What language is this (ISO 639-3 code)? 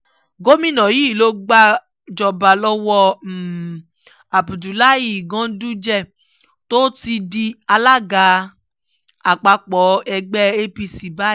yor